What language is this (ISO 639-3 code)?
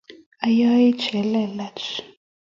kln